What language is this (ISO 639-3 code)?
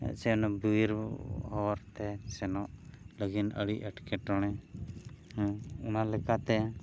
sat